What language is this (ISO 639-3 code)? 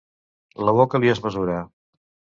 cat